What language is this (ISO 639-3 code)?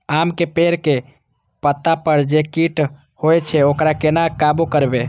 mai